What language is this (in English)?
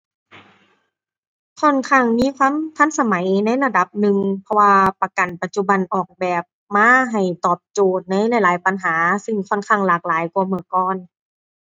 Thai